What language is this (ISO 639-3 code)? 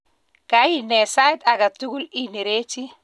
kln